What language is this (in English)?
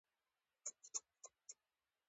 Pashto